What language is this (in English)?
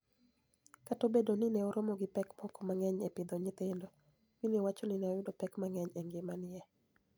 Luo (Kenya and Tanzania)